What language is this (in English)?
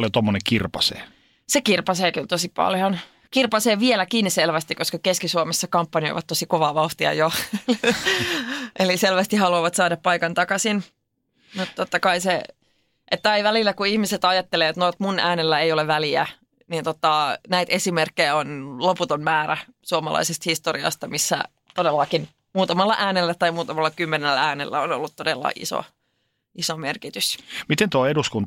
Finnish